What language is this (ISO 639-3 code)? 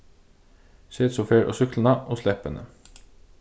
fao